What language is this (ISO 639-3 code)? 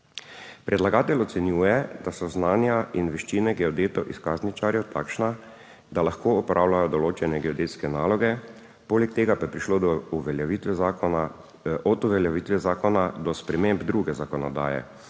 slv